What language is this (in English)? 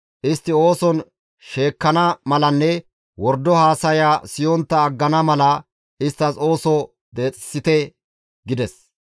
Gamo